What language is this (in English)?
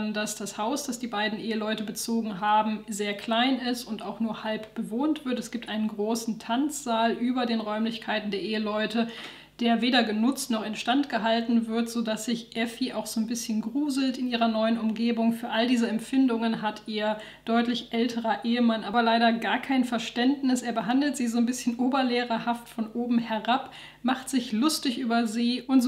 German